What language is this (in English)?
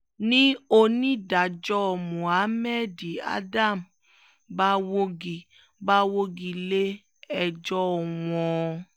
Yoruba